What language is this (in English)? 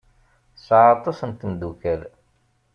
Kabyle